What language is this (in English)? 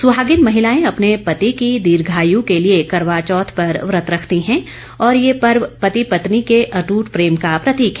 Hindi